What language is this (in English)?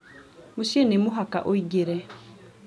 Kikuyu